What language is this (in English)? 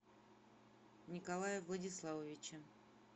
Russian